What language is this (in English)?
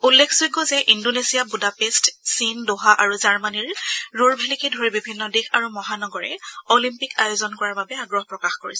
Assamese